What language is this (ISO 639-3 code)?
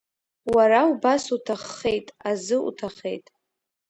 abk